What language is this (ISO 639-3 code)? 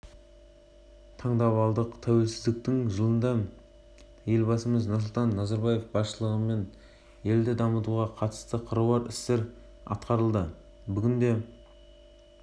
kaz